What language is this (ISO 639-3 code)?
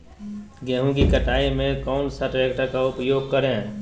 mag